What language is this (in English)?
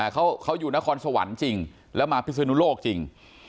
Thai